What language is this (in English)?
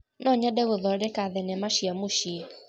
Kikuyu